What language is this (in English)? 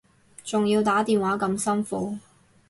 Cantonese